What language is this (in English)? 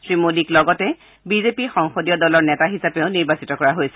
Assamese